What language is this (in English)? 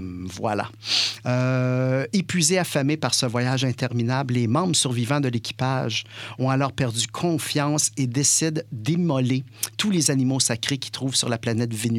French